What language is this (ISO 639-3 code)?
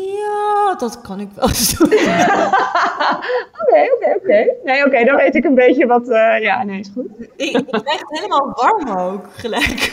nld